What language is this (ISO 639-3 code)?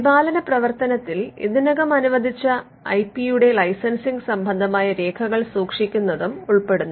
mal